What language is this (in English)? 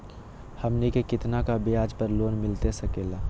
Magahi